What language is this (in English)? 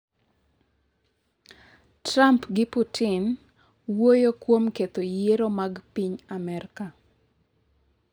Luo (Kenya and Tanzania)